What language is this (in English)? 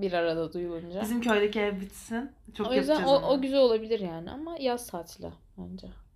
Turkish